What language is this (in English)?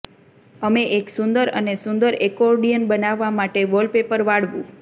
Gujarati